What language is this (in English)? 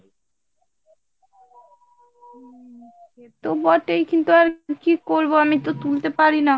Bangla